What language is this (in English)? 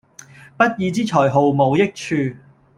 Cantonese